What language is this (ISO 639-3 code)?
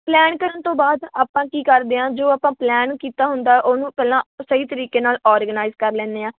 pan